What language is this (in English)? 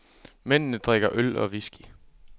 Danish